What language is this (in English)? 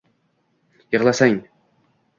Uzbek